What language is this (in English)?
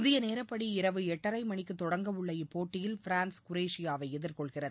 Tamil